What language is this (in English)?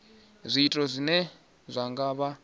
Venda